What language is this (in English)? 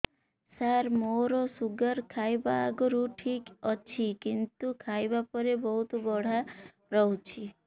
Odia